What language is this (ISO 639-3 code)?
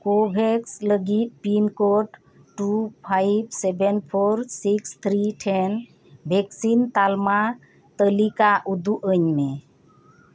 sat